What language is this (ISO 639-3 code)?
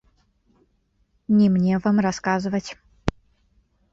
bel